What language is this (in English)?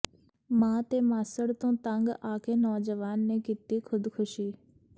Punjabi